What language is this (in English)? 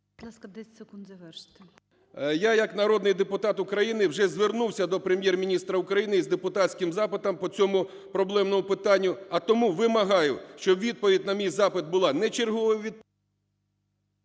Ukrainian